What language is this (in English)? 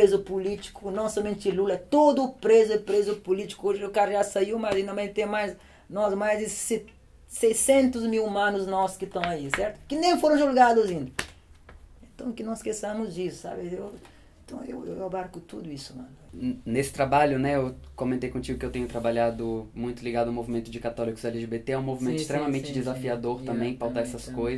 Portuguese